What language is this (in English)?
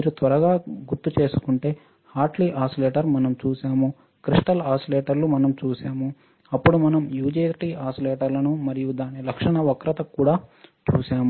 Telugu